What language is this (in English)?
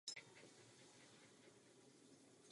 Czech